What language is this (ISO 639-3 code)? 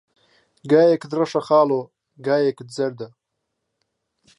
ckb